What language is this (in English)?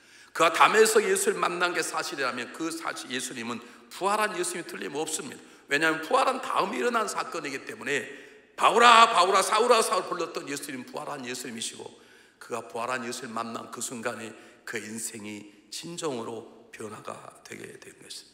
Korean